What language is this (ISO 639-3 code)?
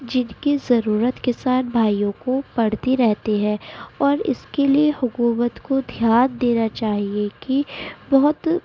urd